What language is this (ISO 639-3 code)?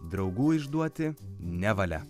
lit